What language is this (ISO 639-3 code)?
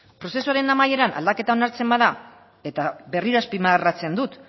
eus